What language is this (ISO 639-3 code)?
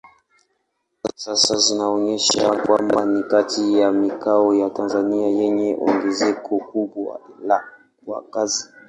swa